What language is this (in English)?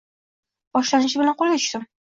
Uzbek